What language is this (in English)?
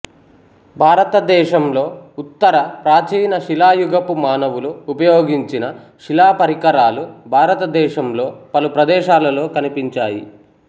Telugu